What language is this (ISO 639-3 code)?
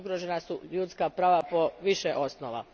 hrv